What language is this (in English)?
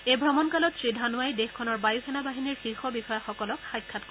Assamese